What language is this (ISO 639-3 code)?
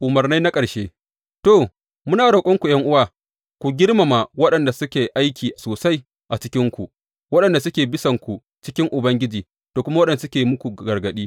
hau